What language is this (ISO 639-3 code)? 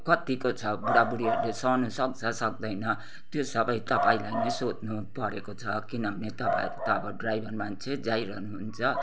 nep